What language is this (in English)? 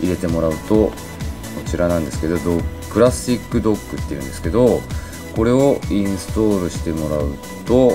Japanese